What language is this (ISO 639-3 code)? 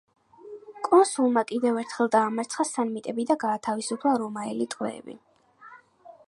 kat